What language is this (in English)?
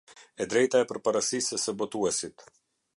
Albanian